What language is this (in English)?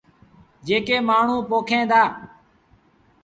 Sindhi Bhil